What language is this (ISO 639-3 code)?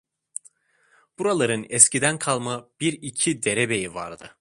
tur